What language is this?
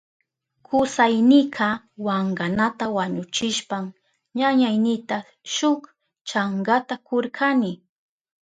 Southern Pastaza Quechua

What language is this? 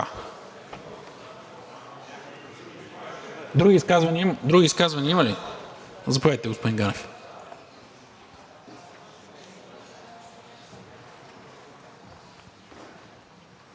Bulgarian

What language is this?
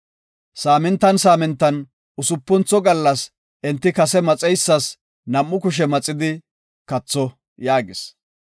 Gofa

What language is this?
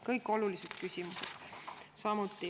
Estonian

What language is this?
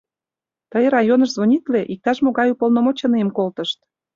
Mari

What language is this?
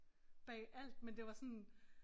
Danish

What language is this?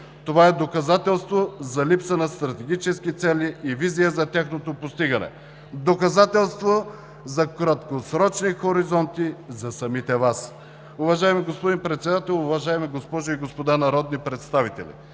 Bulgarian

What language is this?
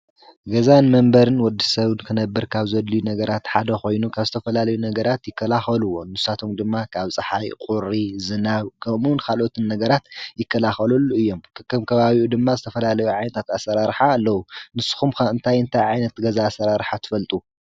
Tigrinya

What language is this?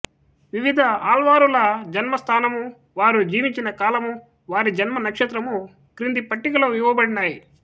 Telugu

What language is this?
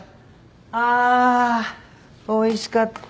Japanese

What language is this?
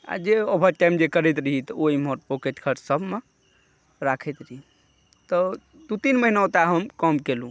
Maithili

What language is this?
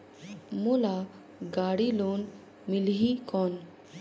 Chhattisgarhi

